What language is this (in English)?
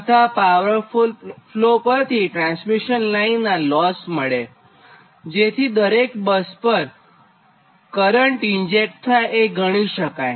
Gujarati